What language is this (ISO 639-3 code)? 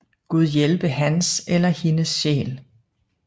dan